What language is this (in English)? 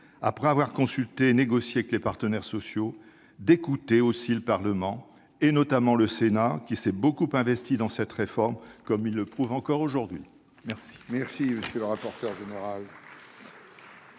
French